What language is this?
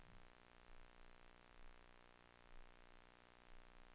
Swedish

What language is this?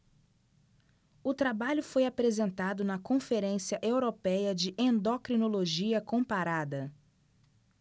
Portuguese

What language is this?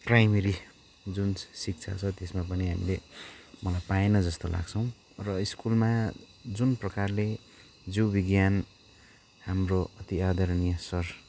Nepali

